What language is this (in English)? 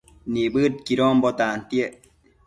Matsés